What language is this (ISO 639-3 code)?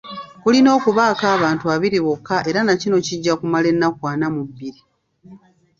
lug